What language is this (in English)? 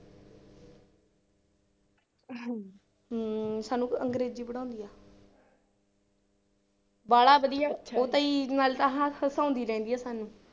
Punjabi